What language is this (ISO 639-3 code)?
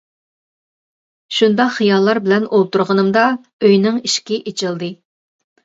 uig